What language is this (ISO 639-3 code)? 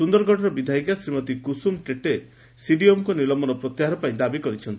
ori